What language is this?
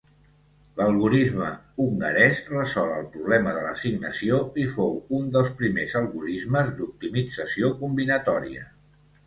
Catalan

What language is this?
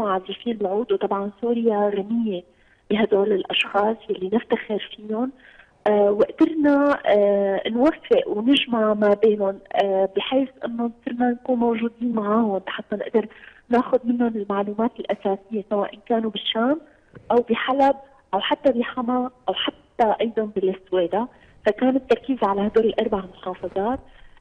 Arabic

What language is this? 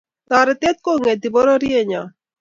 Kalenjin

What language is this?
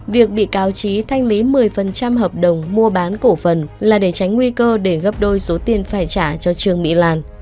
Vietnamese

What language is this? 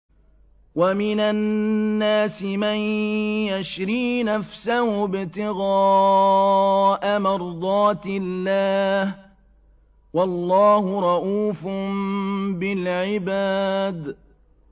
Arabic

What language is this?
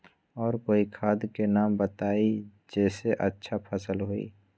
Magahi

